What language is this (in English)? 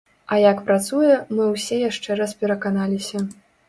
Belarusian